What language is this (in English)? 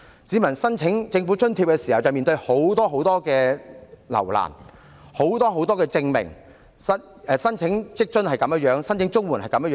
Cantonese